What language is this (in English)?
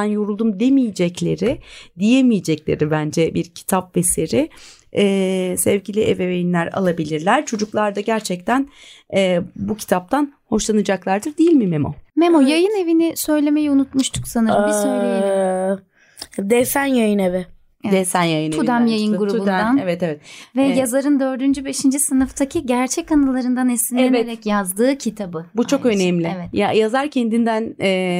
Turkish